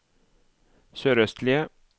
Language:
Norwegian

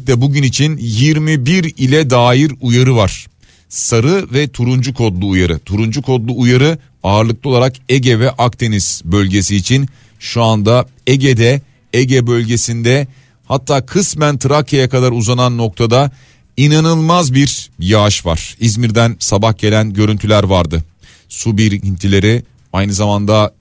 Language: Turkish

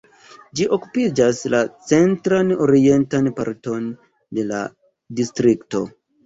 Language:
Esperanto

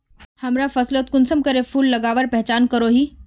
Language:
Magahi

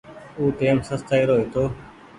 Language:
Goaria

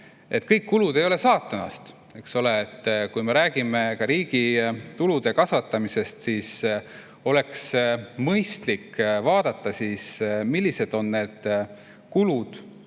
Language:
Estonian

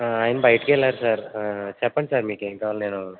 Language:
Telugu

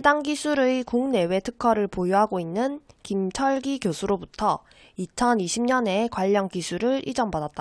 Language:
Korean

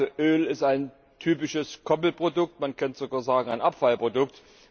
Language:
German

